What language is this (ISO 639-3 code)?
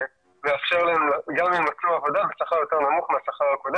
heb